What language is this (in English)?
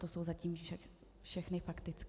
Czech